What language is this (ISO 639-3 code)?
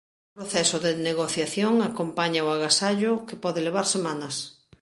glg